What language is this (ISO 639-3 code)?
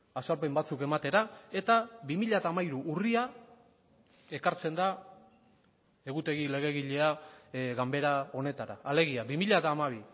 eus